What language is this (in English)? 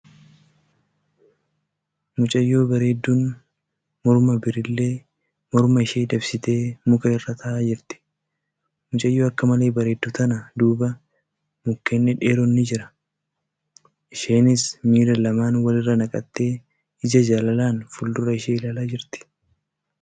Oromo